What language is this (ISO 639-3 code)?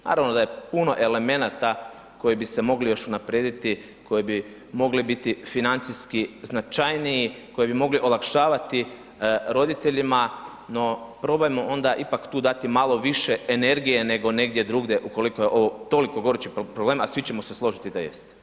hrv